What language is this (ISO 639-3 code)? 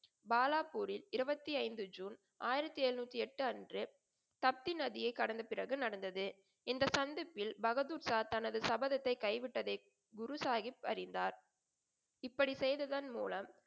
tam